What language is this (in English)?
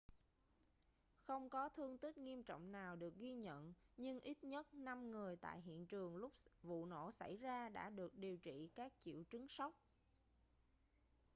Vietnamese